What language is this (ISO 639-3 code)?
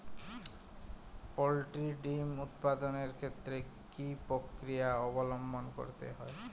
ben